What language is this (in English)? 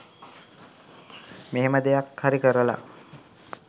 Sinhala